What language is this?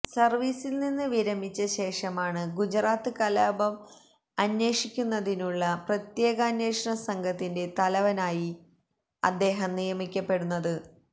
Malayalam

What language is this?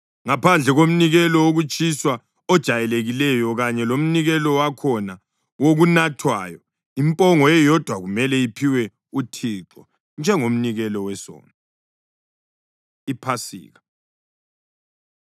North Ndebele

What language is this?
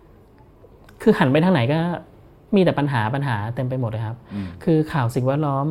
Thai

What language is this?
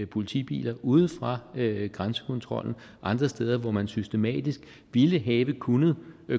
Danish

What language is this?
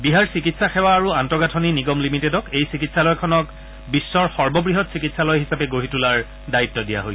Assamese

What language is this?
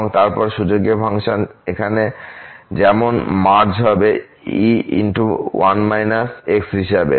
Bangla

